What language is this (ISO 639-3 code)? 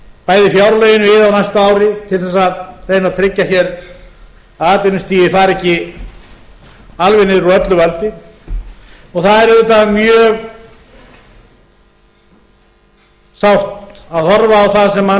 isl